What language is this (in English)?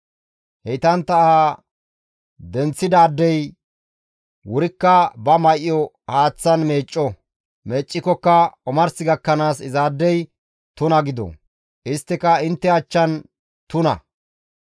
Gamo